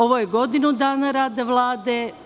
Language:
Serbian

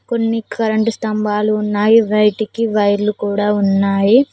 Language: Telugu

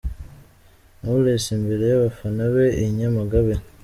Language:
Kinyarwanda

